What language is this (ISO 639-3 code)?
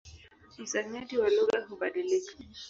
swa